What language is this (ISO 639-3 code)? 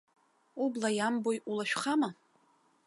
abk